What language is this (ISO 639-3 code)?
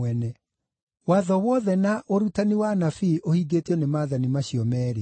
kik